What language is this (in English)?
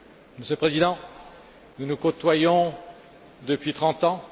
French